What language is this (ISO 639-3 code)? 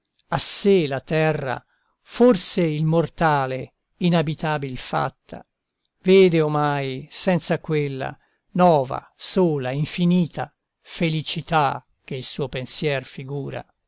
ita